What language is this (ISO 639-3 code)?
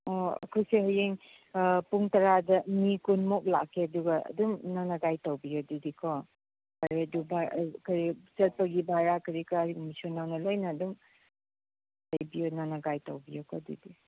mni